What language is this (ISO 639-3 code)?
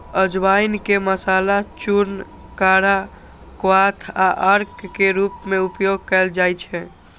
mai